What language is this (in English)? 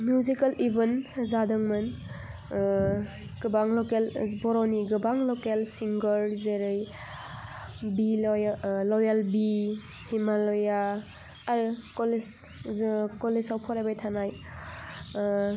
Bodo